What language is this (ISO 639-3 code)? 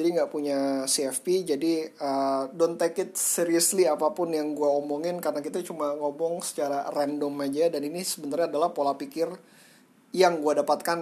ind